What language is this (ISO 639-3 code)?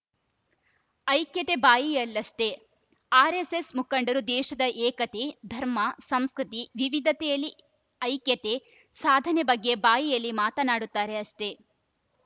kan